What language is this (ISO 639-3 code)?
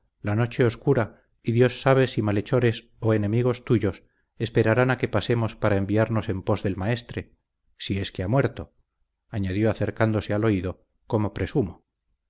spa